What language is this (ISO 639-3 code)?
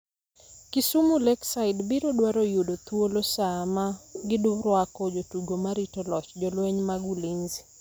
luo